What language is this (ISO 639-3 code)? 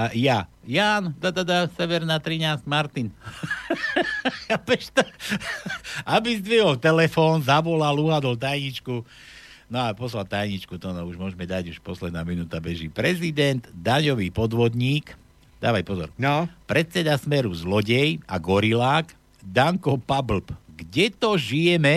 slk